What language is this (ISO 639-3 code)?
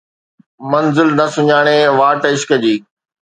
snd